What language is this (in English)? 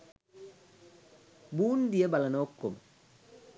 Sinhala